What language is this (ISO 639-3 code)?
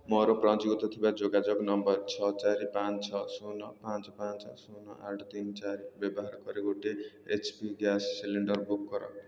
ori